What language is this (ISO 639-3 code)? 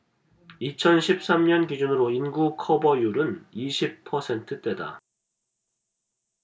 kor